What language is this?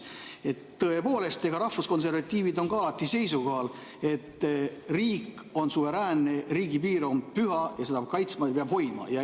Estonian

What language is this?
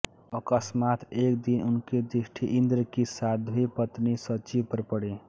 Hindi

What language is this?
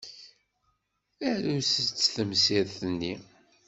Kabyle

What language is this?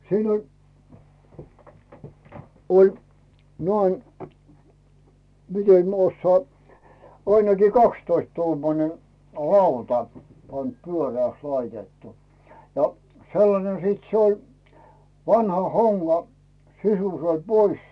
Finnish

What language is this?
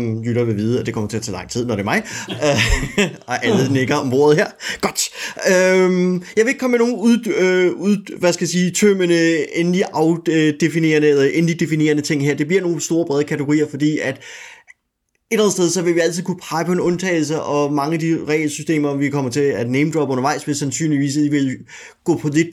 Danish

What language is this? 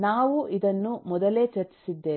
Kannada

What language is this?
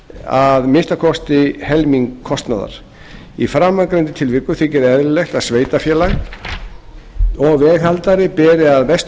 Icelandic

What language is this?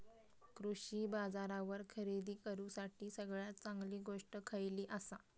Marathi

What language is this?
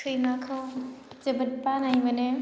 Bodo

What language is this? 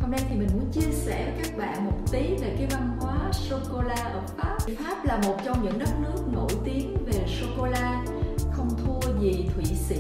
Vietnamese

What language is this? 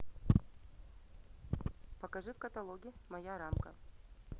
Russian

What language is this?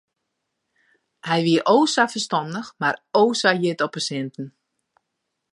Western Frisian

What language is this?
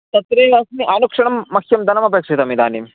Sanskrit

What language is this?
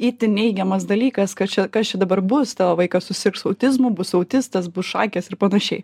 Lithuanian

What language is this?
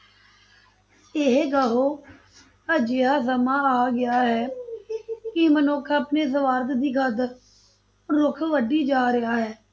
Punjabi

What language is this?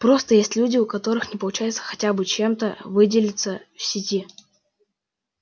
Russian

